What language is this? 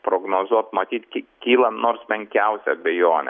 Lithuanian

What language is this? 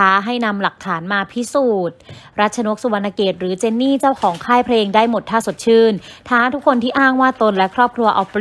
Thai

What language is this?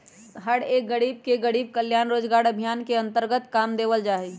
Magahi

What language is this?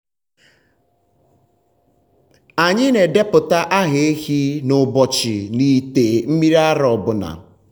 Igbo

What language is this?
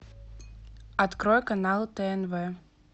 Russian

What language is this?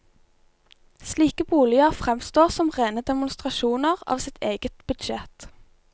Norwegian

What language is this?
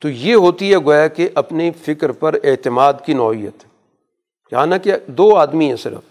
Urdu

